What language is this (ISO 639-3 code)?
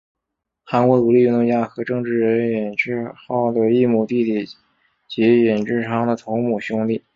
zho